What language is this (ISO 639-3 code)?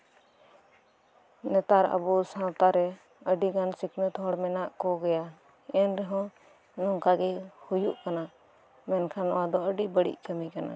sat